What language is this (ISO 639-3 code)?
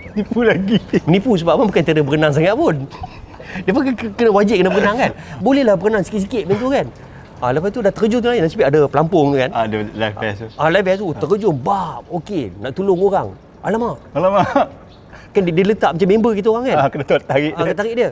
msa